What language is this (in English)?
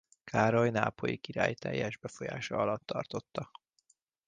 Hungarian